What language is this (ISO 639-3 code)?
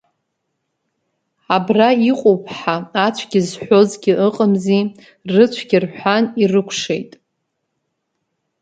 abk